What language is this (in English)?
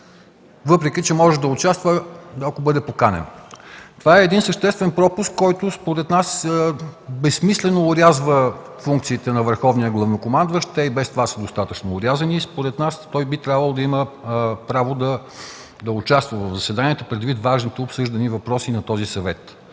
Bulgarian